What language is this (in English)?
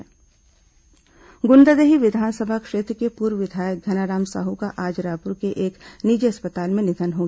Hindi